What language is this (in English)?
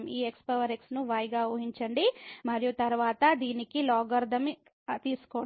Telugu